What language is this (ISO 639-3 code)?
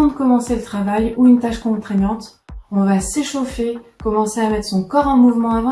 fra